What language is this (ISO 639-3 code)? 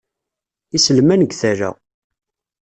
kab